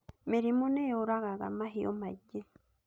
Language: Kikuyu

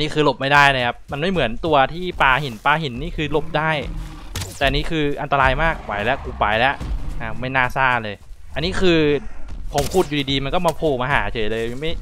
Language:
Thai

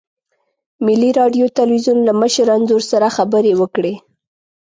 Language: Pashto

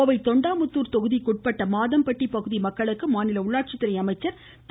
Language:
Tamil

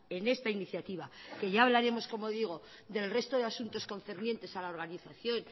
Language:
Spanish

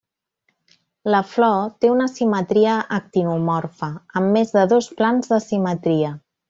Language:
Catalan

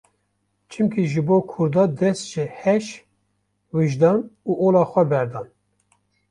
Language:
Kurdish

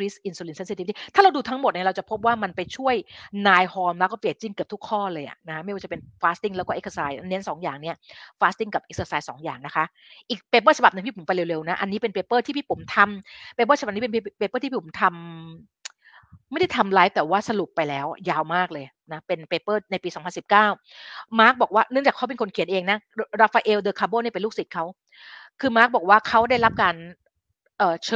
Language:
Thai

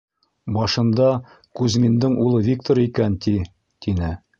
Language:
Bashkir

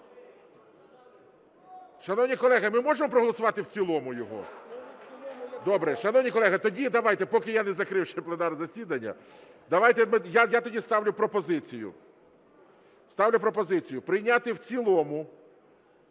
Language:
Ukrainian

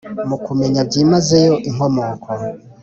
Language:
Kinyarwanda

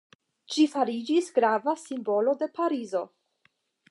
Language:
Esperanto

